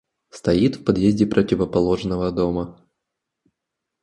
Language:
Russian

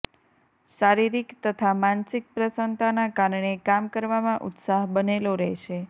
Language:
Gujarati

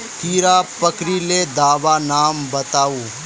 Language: Magahi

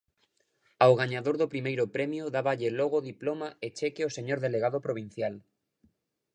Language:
Galician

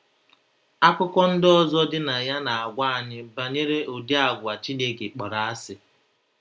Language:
Igbo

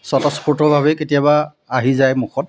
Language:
Assamese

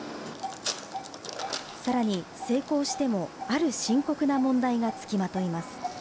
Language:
Japanese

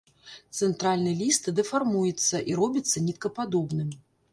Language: Belarusian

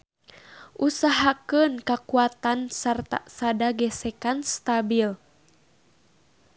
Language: Sundanese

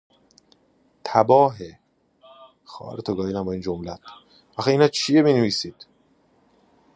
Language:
Persian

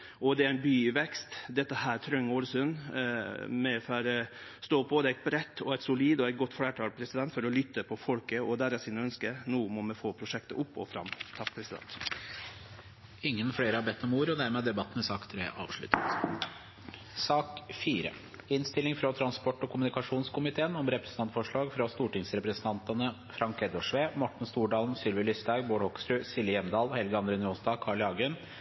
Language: Norwegian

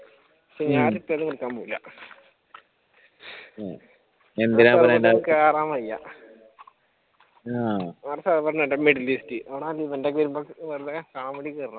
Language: Malayalam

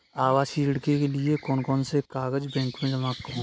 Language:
Hindi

